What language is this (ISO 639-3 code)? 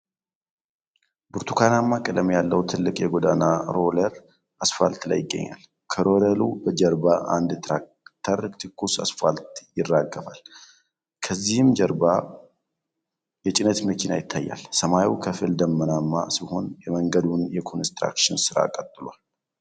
amh